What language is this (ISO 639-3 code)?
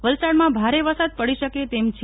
guj